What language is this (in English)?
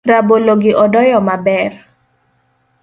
Luo (Kenya and Tanzania)